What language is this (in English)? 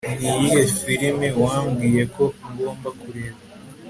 Kinyarwanda